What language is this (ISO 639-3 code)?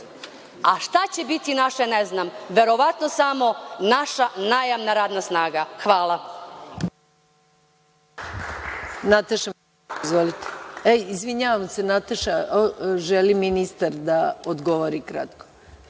srp